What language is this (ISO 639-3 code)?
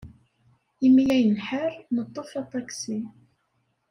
kab